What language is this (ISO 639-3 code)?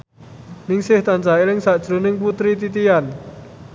jav